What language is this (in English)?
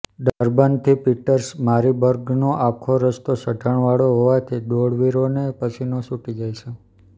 Gujarati